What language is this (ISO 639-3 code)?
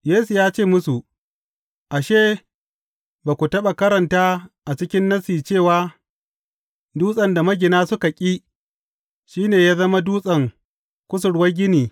hau